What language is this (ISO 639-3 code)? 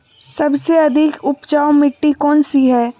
mag